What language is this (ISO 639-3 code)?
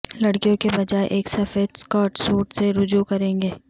urd